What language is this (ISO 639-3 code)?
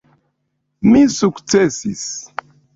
epo